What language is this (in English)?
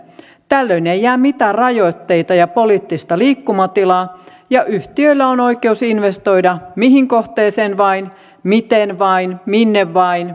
Finnish